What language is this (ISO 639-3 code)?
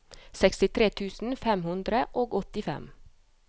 nor